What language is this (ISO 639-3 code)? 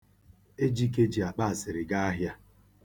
ibo